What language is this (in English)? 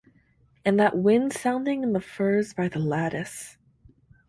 English